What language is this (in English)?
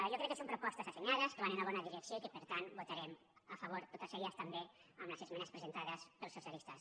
Catalan